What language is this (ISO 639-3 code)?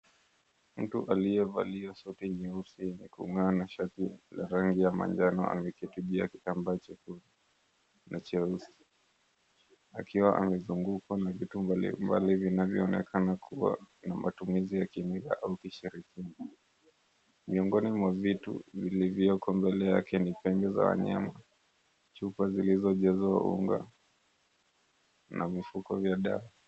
swa